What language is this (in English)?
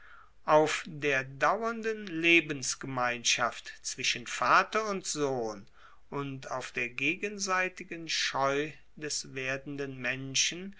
German